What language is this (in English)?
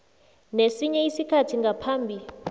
South Ndebele